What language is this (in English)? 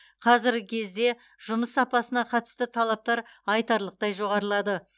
Kazakh